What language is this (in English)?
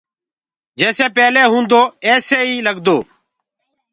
Gurgula